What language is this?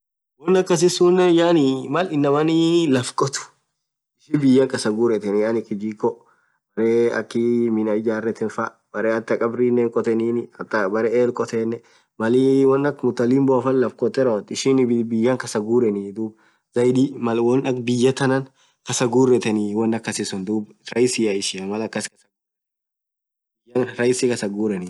Orma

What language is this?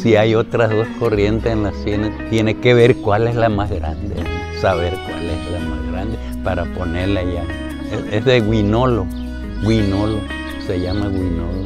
Spanish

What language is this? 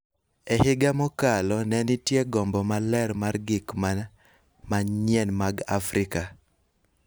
Luo (Kenya and Tanzania)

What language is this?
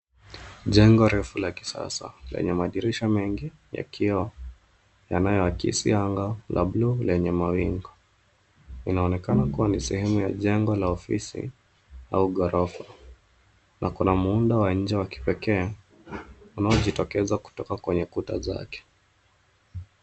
Swahili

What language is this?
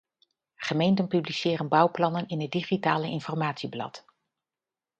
Dutch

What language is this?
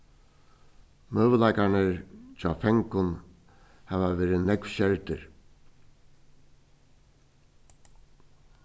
Faroese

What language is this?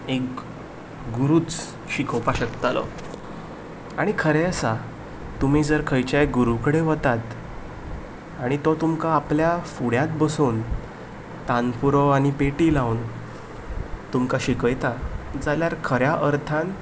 Konkani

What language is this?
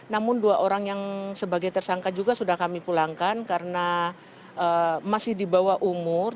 Indonesian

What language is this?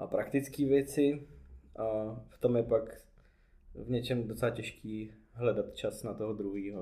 Czech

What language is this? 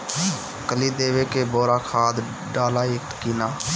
Bhojpuri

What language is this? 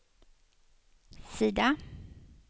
Swedish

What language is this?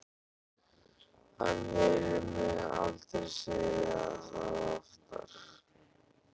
Icelandic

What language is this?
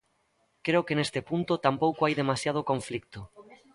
Galician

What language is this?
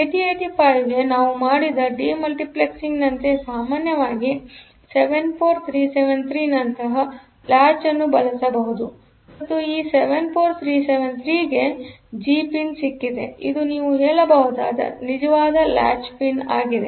Kannada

